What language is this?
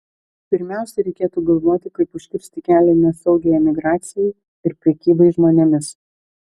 Lithuanian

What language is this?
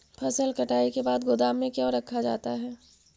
Magahi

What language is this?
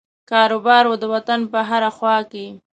Pashto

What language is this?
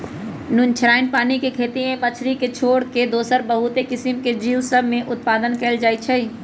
Magahi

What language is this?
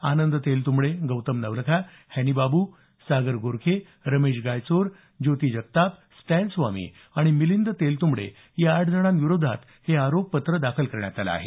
Marathi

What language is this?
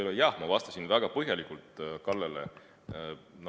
Estonian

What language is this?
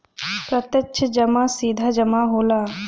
Bhojpuri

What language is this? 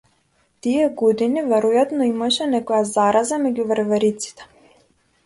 Macedonian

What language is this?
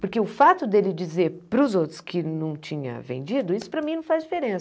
Portuguese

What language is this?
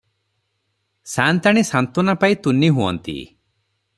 Odia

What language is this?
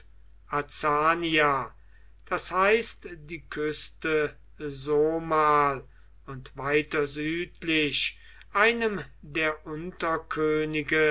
German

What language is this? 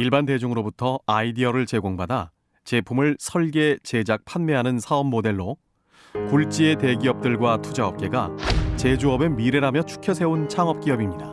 Korean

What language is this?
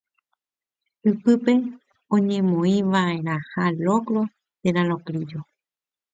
Guarani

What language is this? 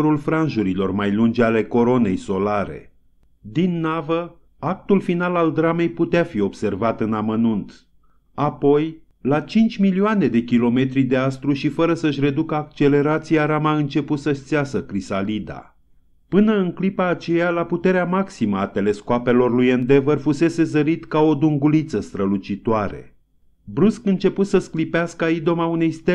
Romanian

